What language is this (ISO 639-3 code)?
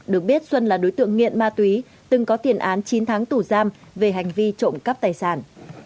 vie